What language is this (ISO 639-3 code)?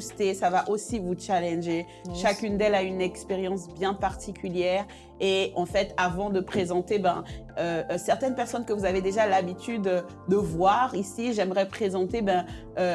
fra